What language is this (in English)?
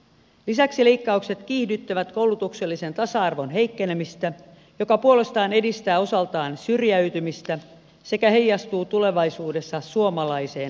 Finnish